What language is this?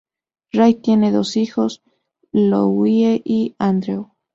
Spanish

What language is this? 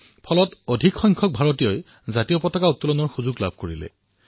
Assamese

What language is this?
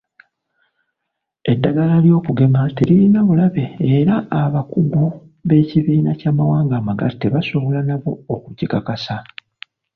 Ganda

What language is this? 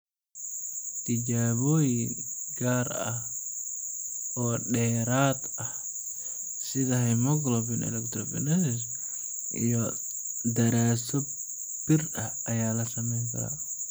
Somali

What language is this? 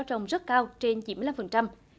Vietnamese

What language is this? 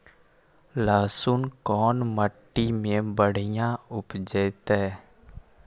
Magahi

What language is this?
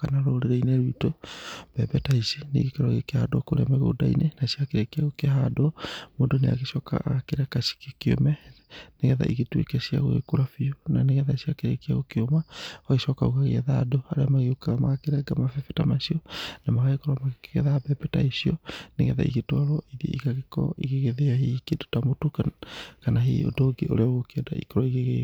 Kikuyu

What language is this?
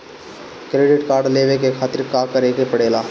Bhojpuri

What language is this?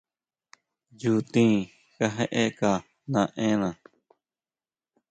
Huautla Mazatec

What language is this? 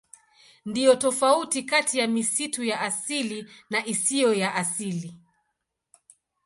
Swahili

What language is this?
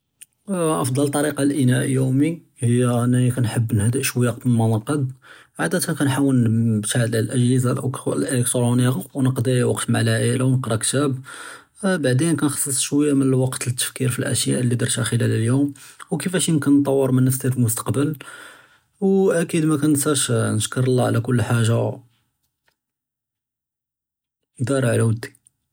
Judeo-Arabic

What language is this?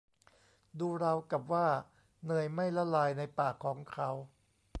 Thai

